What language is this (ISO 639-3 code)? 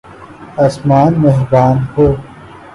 urd